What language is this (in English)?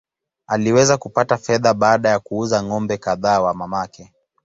Swahili